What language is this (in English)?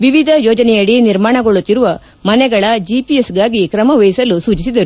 Kannada